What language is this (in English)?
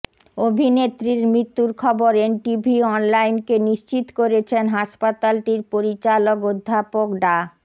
Bangla